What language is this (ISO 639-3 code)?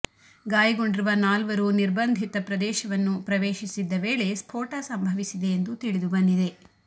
kan